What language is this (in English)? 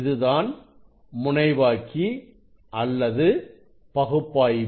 Tamil